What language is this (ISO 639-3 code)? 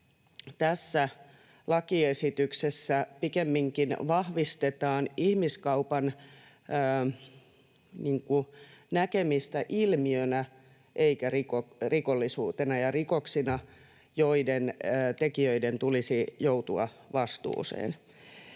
fin